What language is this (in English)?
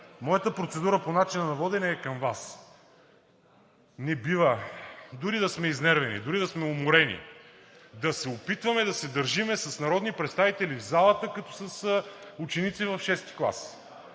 Bulgarian